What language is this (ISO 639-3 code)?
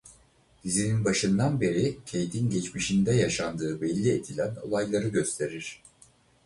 tur